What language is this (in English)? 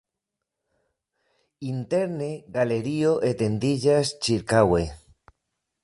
Esperanto